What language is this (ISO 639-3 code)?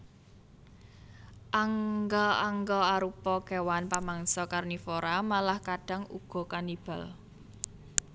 jav